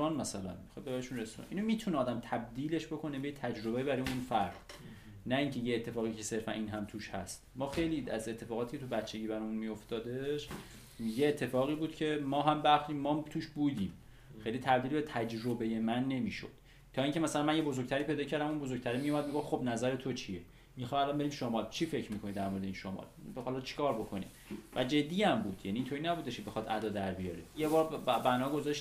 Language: Persian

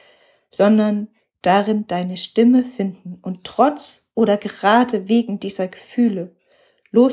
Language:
German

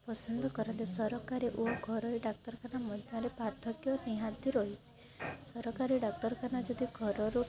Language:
Odia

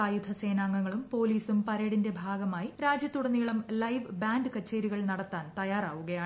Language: Malayalam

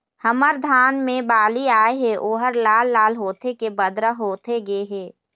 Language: Chhattisgarhi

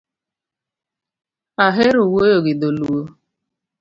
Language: Luo (Kenya and Tanzania)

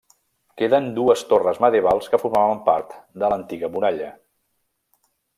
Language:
Catalan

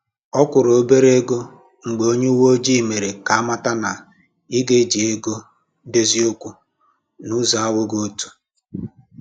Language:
Igbo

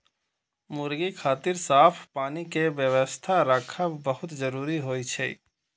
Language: Maithili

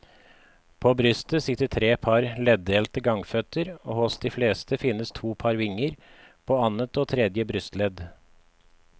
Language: Norwegian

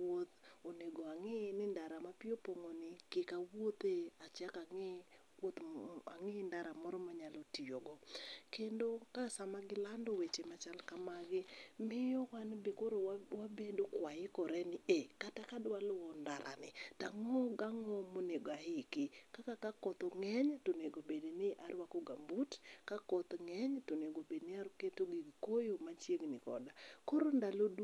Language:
Luo (Kenya and Tanzania)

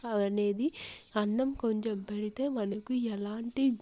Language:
Telugu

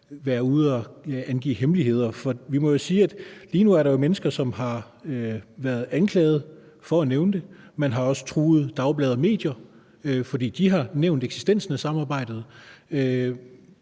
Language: Danish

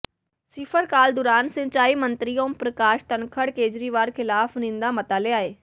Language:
Punjabi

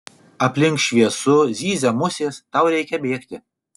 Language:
Lithuanian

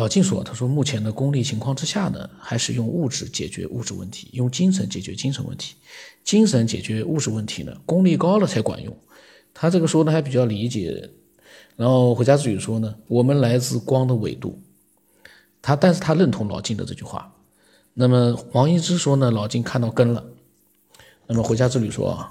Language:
Chinese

